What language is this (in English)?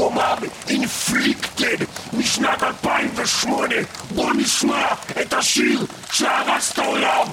Hebrew